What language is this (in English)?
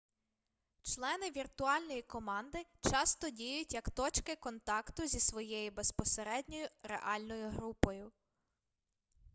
Ukrainian